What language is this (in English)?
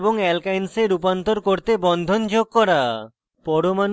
Bangla